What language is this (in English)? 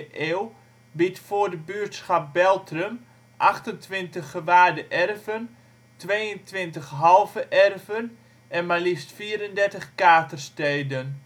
Dutch